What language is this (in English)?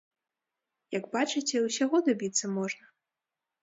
Belarusian